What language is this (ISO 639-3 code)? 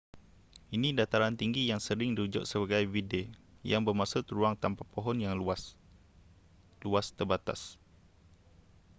msa